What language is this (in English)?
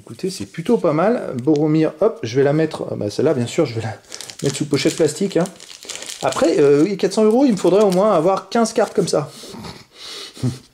French